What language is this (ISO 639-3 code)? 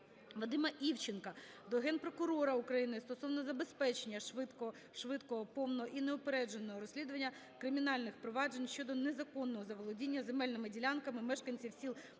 ukr